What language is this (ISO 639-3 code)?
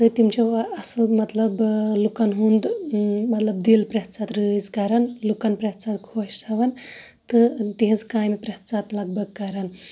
kas